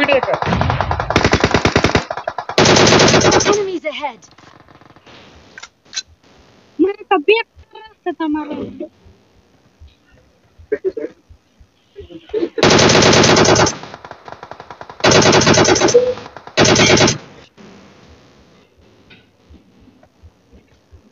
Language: Spanish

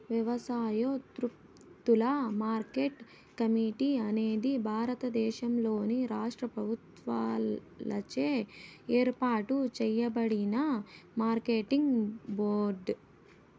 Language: Telugu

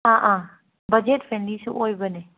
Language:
Manipuri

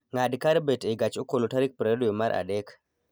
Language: Luo (Kenya and Tanzania)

